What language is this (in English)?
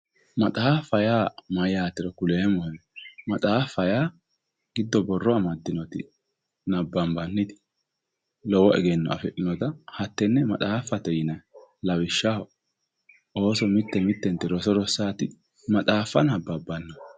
Sidamo